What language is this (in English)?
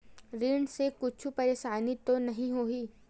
Chhattisgarhi